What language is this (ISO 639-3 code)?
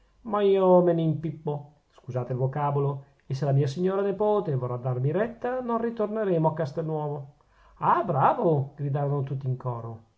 ita